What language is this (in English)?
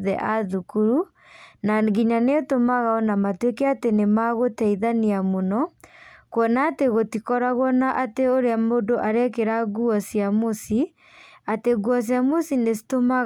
Kikuyu